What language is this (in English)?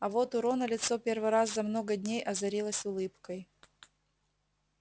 Russian